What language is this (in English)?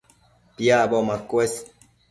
Matsés